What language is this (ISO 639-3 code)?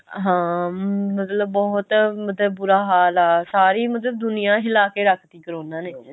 pan